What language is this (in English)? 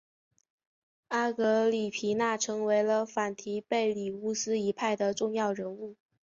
Chinese